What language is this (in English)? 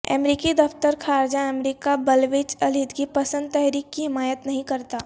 Urdu